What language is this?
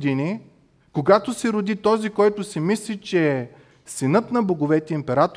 Bulgarian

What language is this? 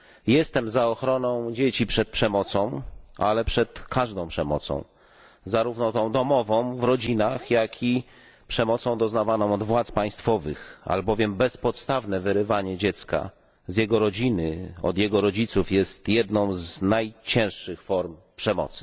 Polish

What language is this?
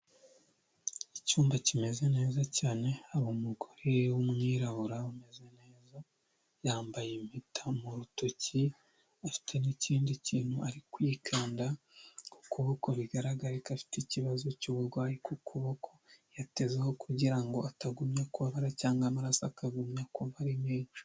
Kinyarwanda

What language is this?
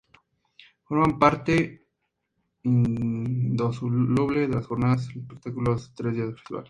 Spanish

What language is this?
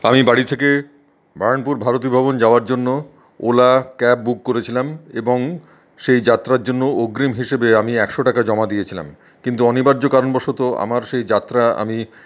Bangla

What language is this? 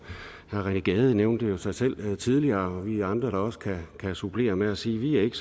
Danish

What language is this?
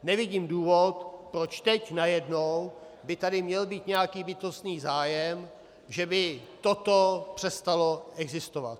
Czech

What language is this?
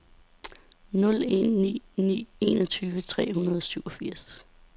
Danish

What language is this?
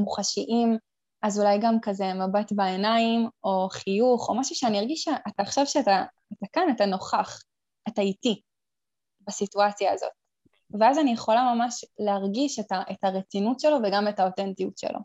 Hebrew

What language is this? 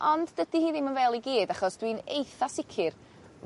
Welsh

